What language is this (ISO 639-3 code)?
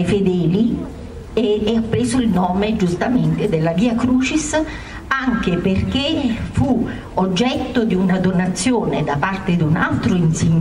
ita